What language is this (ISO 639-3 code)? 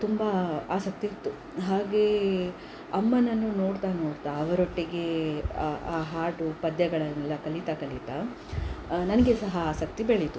kan